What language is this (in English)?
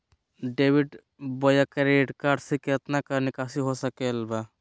Magahi